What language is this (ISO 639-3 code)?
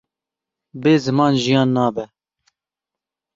kur